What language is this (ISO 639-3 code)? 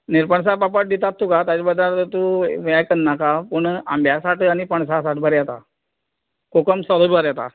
kok